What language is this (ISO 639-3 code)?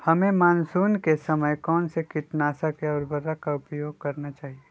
mag